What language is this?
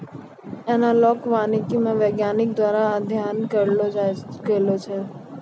Maithili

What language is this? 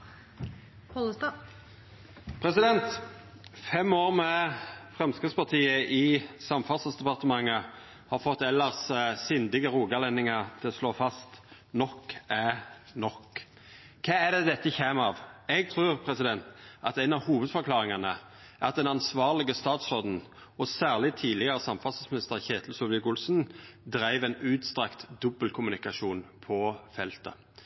Norwegian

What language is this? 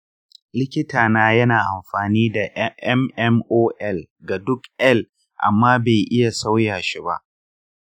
Hausa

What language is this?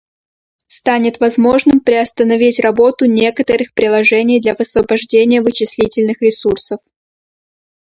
Russian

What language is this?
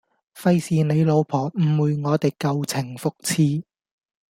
Cantonese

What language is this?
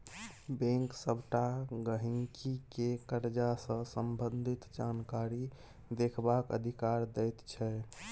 Maithili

